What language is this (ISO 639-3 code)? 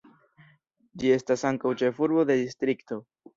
epo